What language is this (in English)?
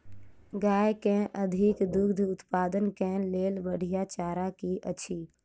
Maithili